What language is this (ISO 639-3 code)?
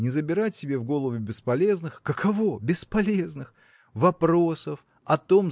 rus